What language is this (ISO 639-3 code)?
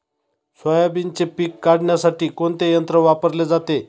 mar